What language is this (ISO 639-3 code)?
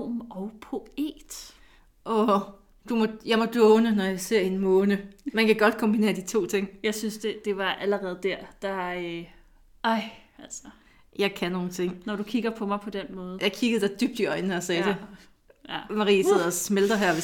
dan